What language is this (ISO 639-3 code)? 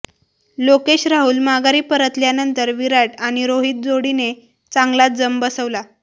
mar